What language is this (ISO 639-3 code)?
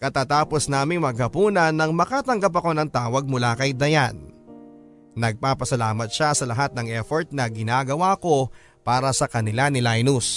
fil